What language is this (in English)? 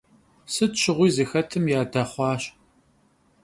Kabardian